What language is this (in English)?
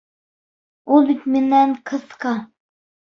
Bashkir